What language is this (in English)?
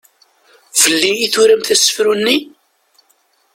Kabyle